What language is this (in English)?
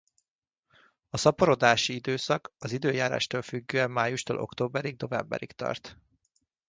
Hungarian